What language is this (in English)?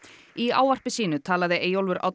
Icelandic